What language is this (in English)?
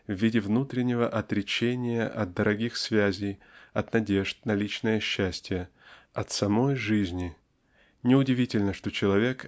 Russian